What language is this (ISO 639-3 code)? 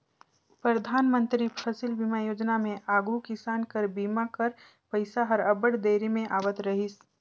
hne